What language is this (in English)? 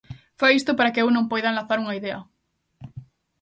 Galician